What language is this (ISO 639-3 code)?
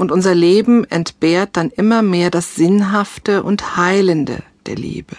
deu